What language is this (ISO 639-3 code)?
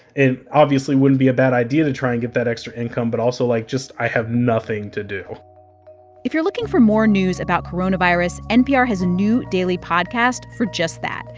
eng